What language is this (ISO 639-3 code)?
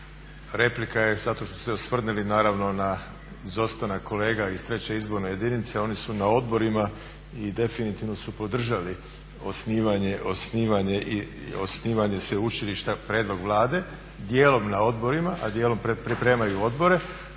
hrv